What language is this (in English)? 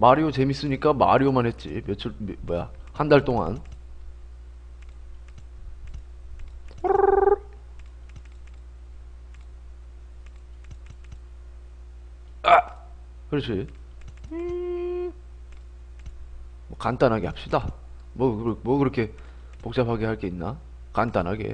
Korean